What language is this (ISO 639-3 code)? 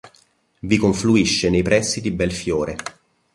ita